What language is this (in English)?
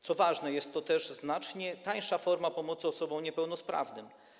Polish